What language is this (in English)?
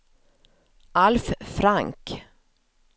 Swedish